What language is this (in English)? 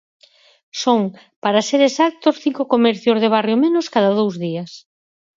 Galician